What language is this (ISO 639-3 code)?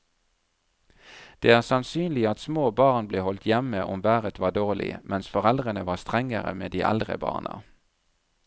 nor